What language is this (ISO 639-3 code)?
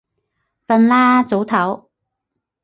yue